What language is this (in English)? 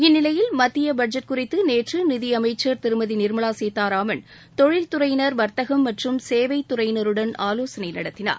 Tamil